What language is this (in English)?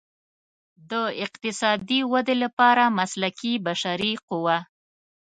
Pashto